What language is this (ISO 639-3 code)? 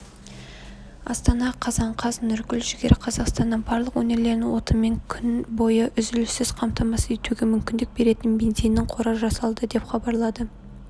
kaz